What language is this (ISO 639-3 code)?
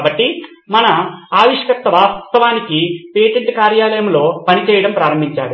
tel